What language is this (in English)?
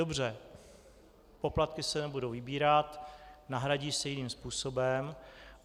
Czech